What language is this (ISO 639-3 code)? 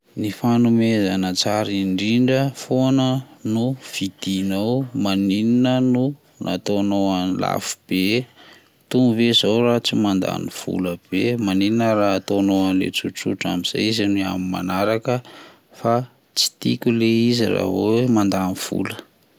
mlg